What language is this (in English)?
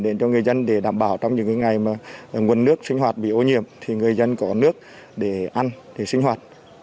Vietnamese